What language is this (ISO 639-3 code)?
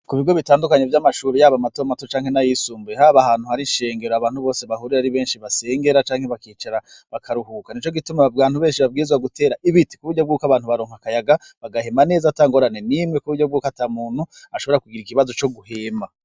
run